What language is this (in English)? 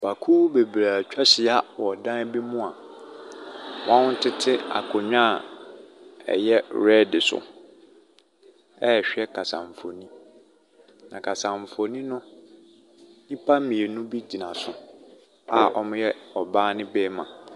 Akan